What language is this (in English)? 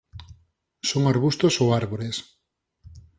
Galician